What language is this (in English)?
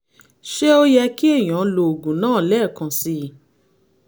Yoruba